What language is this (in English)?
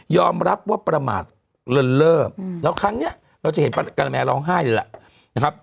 Thai